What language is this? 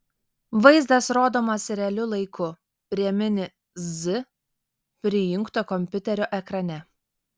Lithuanian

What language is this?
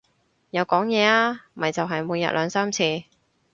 Cantonese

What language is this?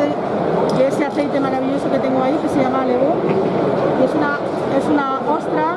Spanish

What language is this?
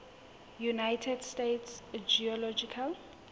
Southern Sotho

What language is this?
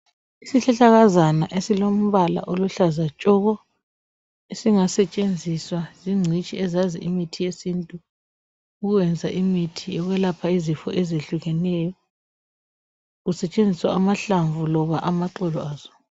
North Ndebele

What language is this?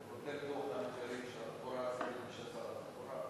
Hebrew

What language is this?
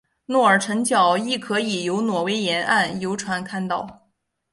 Chinese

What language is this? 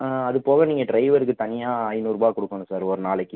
Tamil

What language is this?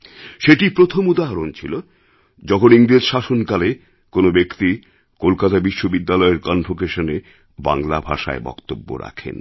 Bangla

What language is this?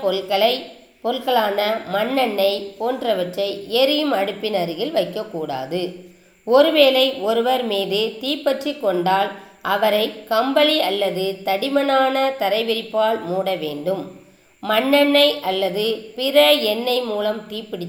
Tamil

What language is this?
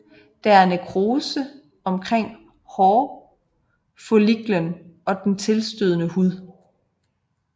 Danish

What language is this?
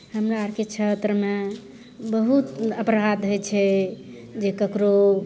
Maithili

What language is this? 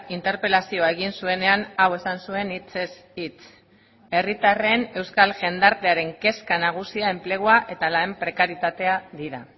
Basque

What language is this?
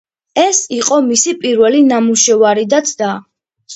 Georgian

